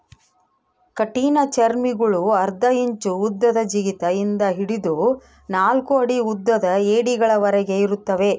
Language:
Kannada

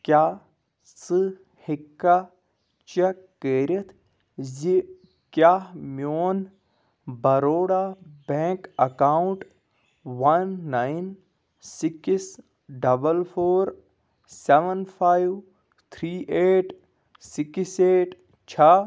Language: Kashmiri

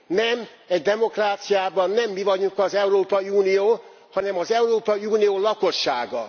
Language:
Hungarian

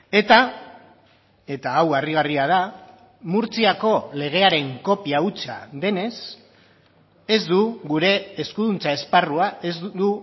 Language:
Basque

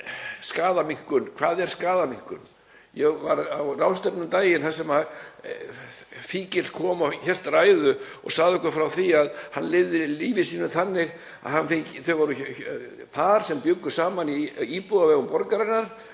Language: Icelandic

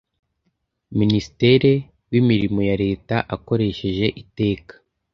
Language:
Kinyarwanda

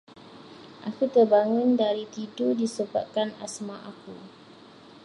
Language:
Malay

